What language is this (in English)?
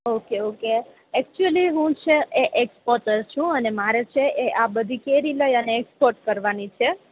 Gujarati